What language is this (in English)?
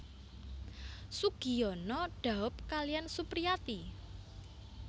Javanese